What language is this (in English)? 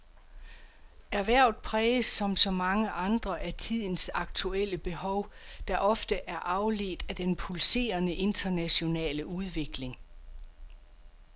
Danish